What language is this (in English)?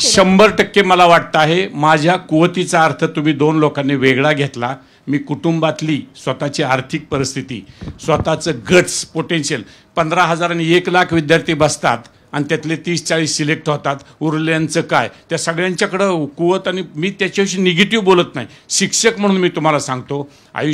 Hindi